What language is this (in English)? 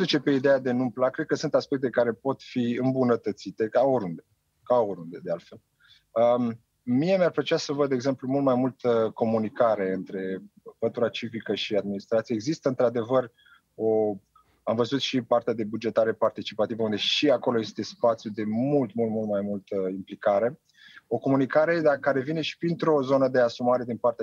Romanian